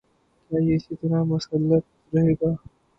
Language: Urdu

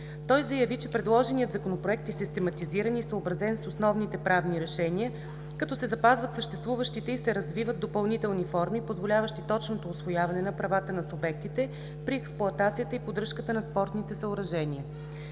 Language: Bulgarian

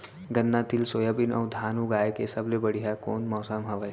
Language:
Chhattisgarhi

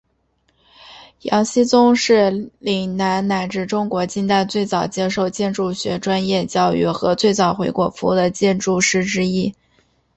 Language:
Chinese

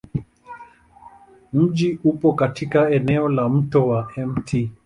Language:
Swahili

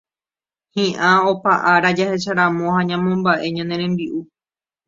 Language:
Guarani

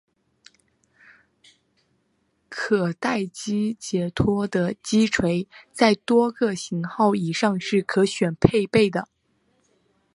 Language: Chinese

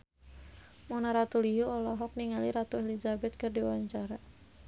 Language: Sundanese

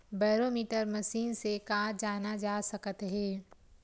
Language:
Chhattisgarhi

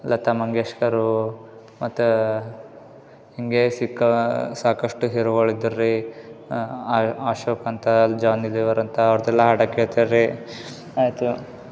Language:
Kannada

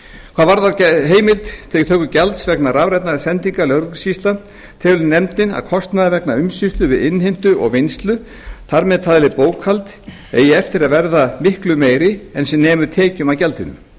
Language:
Icelandic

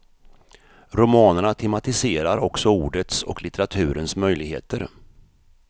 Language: Swedish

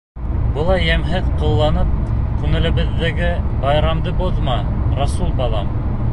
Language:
Bashkir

